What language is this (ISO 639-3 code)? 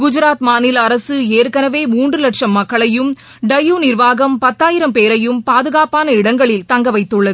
tam